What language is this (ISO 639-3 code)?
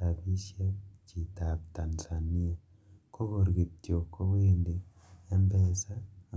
kln